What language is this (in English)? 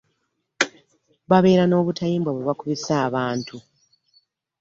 Ganda